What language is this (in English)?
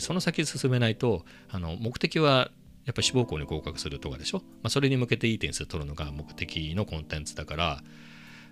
Japanese